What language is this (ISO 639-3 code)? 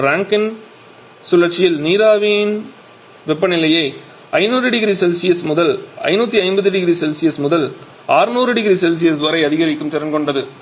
tam